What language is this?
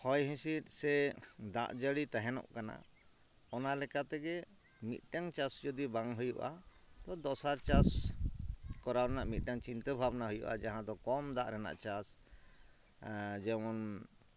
Santali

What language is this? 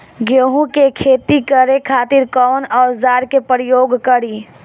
Bhojpuri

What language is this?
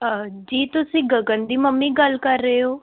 Punjabi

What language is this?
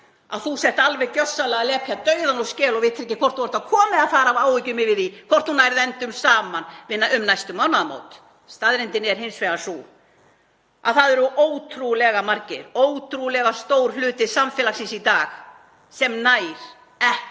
Icelandic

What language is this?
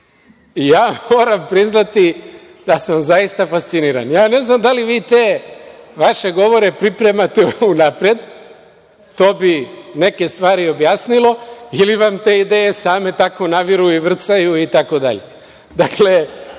Serbian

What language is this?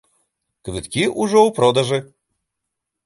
Belarusian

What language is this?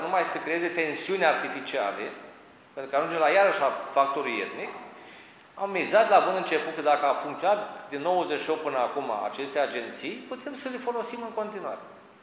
Romanian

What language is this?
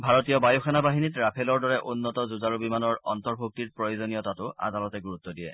Assamese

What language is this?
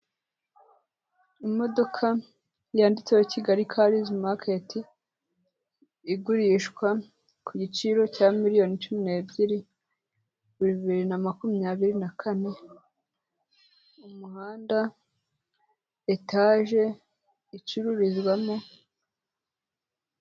Kinyarwanda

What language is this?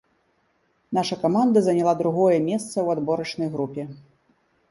Belarusian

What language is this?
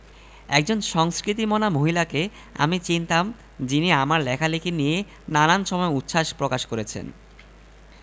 Bangla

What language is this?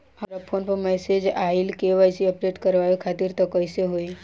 Bhojpuri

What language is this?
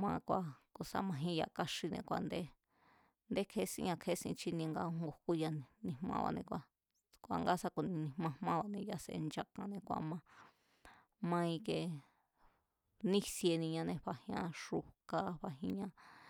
Mazatlán Mazatec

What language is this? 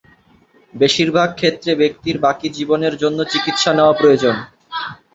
Bangla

